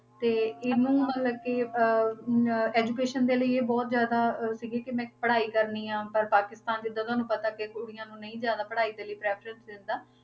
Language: Punjabi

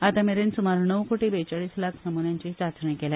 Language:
Konkani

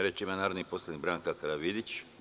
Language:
Serbian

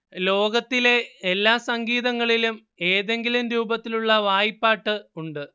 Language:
Malayalam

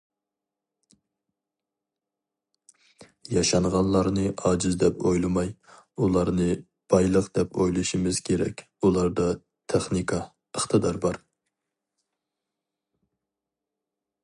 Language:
Uyghur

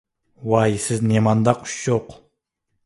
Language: Uyghur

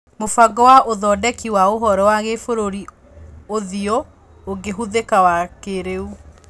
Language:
Kikuyu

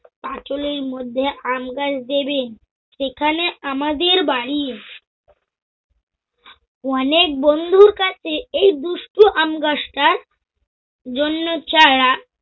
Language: Bangla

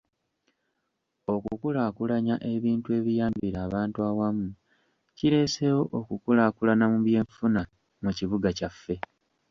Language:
Ganda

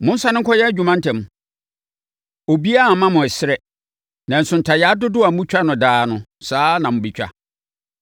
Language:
Akan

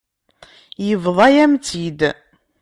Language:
Kabyle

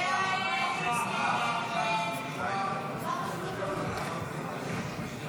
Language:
Hebrew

